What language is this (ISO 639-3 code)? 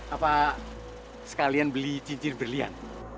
ind